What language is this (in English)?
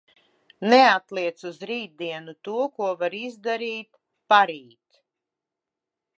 Latvian